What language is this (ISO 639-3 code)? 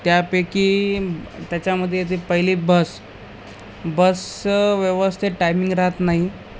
mar